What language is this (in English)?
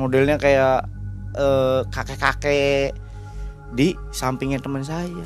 Indonesian